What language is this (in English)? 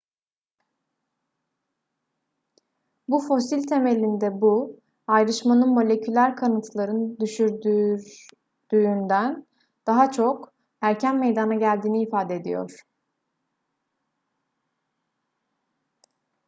Turkish